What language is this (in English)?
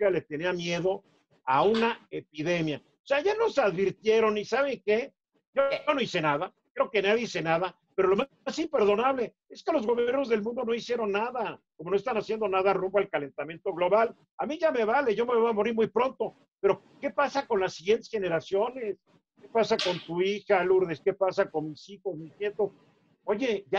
Spanish